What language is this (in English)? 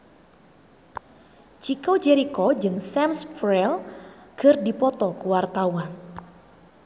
Sundanese